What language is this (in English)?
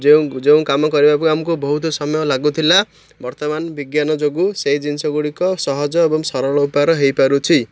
Odia